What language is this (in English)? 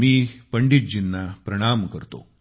Marathi